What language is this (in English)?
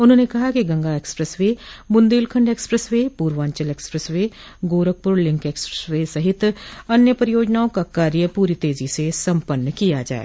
Hindi